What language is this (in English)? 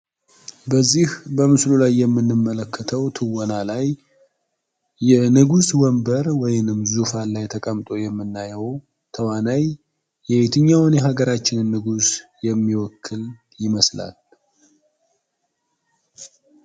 Amharic